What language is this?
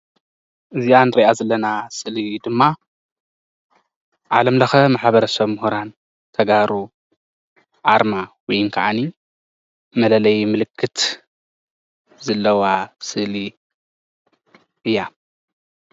Tigrinya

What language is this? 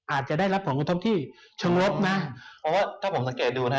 Thai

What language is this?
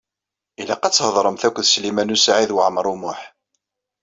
Kabyle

